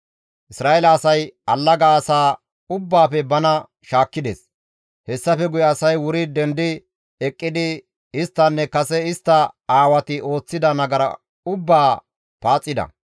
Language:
Gamo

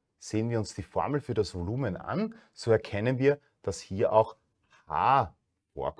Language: German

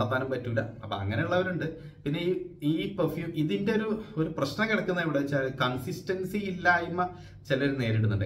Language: Malayalam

